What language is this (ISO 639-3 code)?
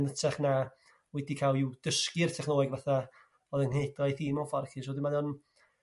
cym